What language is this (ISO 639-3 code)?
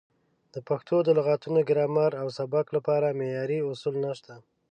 pus